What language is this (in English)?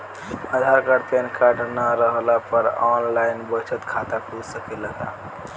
Bhojpuri